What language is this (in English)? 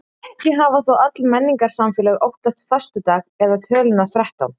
Icelandic